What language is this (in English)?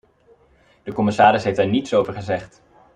Dutch